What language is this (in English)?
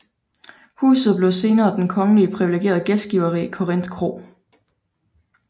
Danish